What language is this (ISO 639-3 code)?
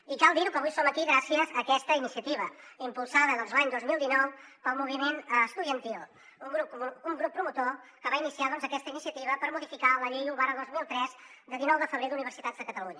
cat